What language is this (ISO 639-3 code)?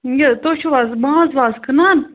kas